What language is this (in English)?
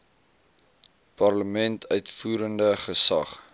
Afrikaans